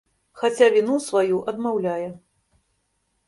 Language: Belarusian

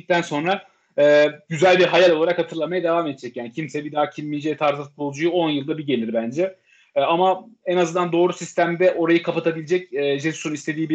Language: Turkish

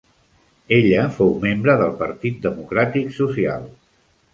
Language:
Catalan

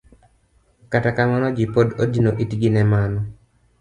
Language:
Luo (Kenya and Tanzania)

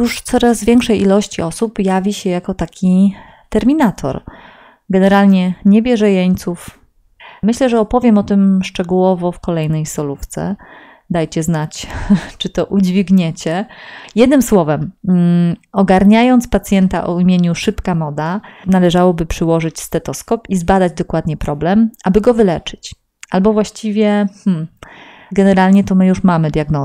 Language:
Polish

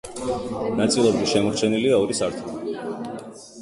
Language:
Georgian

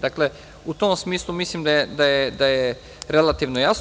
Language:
Serbian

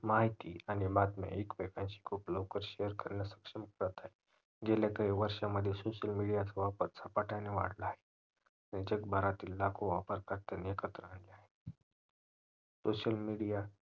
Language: Marathi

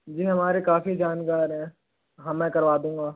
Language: Hindi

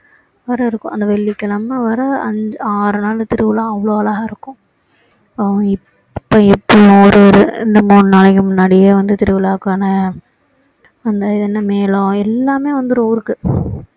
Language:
Tamil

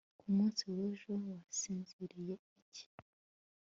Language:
Kinyarwanda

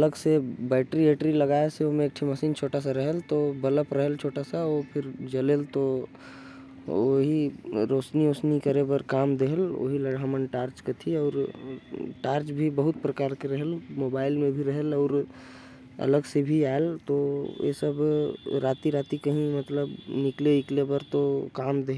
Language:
Korwa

